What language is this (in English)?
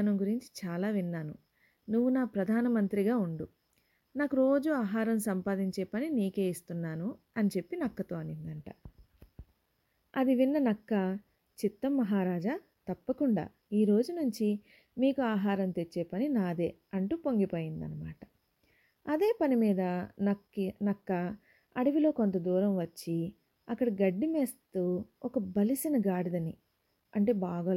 Telugu